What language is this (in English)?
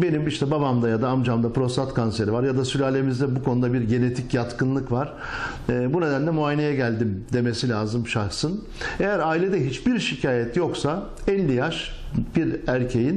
Turkish